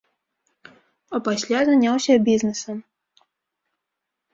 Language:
Belarusian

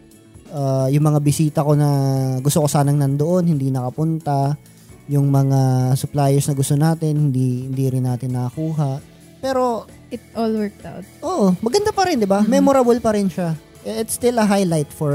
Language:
Filipino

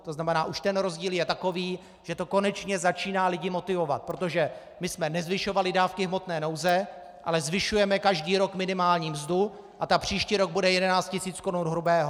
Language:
Czech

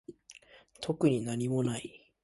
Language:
Japanese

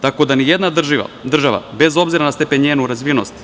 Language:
Serbian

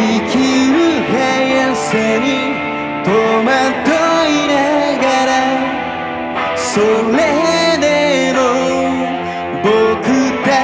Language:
Bulgarian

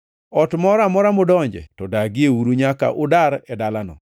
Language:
Luo (Kenya and Tanzania)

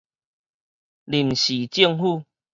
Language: Min Nan Chinese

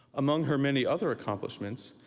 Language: English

